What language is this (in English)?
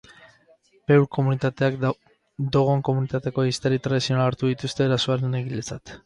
Basque